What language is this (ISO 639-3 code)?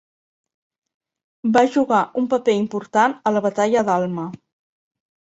cat